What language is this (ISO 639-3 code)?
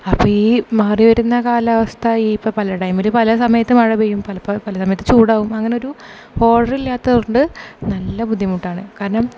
mal